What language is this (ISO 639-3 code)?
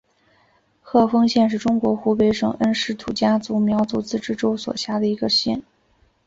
zho